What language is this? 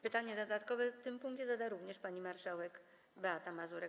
Polish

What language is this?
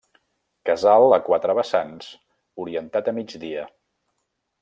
Catalan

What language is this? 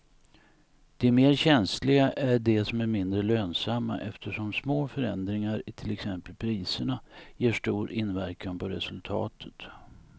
Swedish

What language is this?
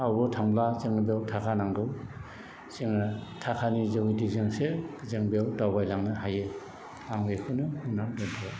Bodo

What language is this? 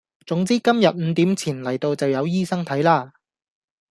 Cantonese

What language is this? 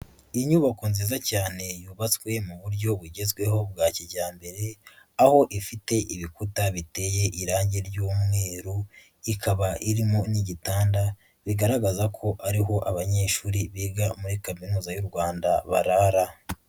Kinyarwanda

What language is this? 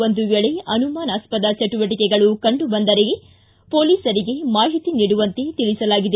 Kannada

